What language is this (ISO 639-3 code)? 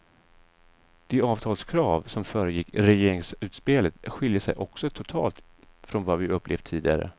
swe